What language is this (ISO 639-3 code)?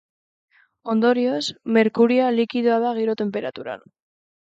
eus